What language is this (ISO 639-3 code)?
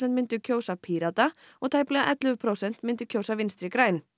isl